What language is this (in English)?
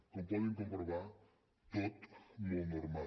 Catalan